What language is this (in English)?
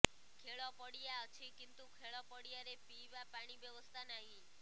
Odia